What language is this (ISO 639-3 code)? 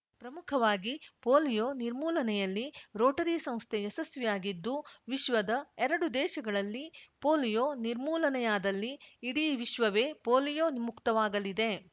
kan